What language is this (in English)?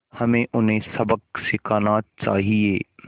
Hindi